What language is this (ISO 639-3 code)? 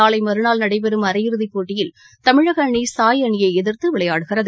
tam